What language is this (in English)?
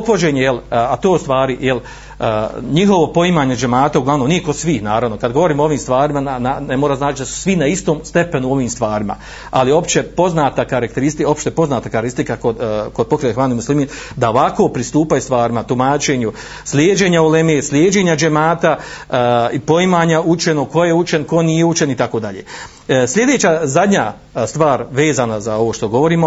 Croatian